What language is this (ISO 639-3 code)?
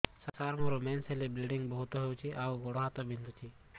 ori